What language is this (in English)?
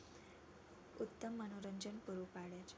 Gujarati